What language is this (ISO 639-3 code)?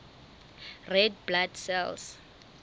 sot